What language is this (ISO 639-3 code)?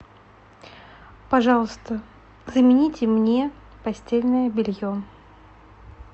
rus